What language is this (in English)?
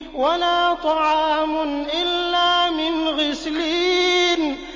Arabic